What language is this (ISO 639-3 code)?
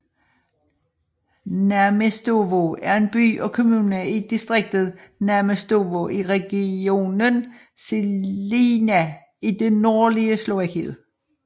dan